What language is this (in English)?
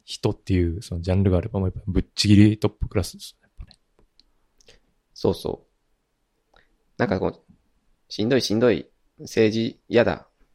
Japanese